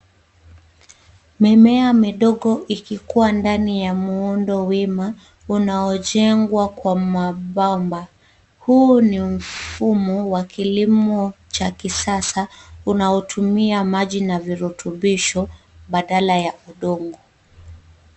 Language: Swahili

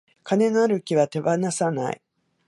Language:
Japanese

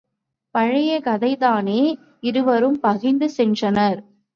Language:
Tamil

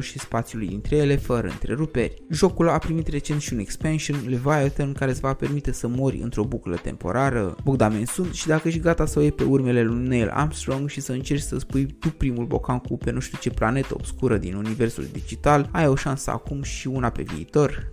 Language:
Romanian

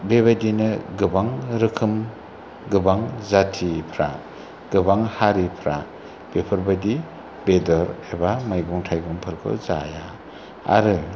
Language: Bodo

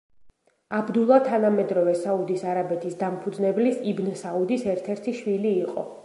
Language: Georgian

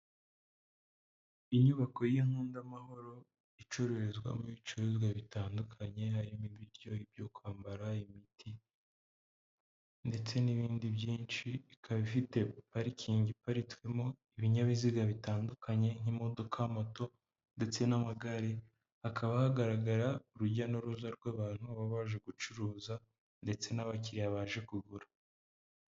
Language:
Kinyarwanda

